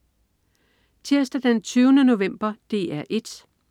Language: Danish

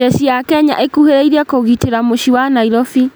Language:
Kikuyu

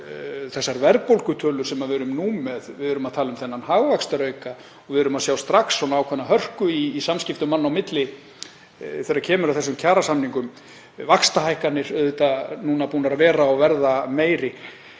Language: Icelandic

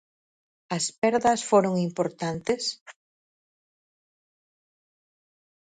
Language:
Galician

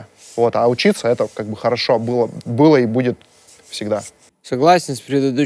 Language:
Russian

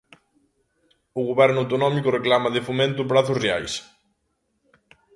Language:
Galician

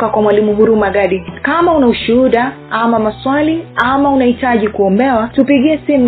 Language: Swahili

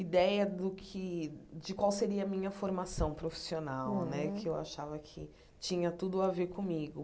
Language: Portuguese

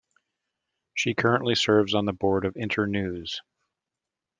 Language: English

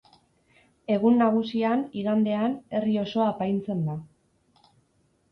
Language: Basque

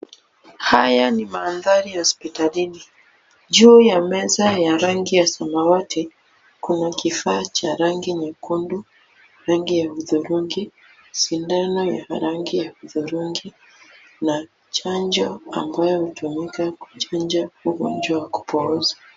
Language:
Swahili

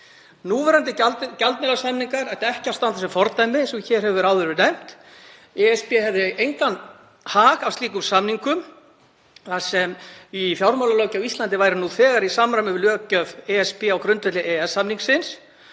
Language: Icelandic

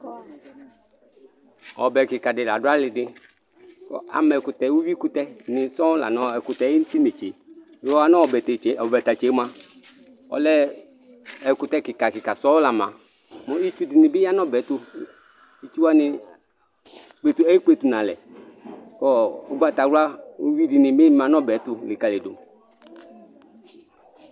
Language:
Ikposo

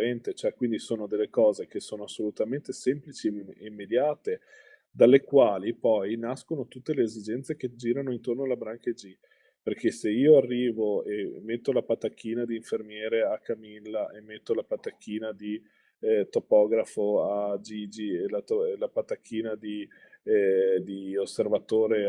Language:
Italian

